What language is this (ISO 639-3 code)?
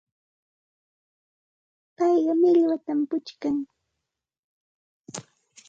qxt